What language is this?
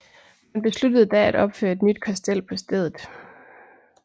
Danish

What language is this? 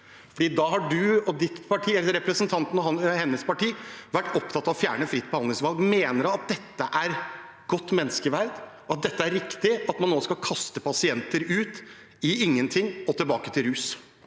Norwegian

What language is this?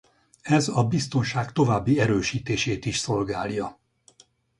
Hungarian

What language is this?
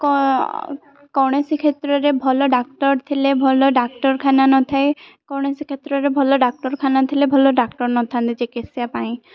Odia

